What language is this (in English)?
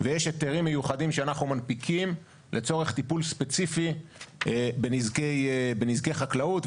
Hebrew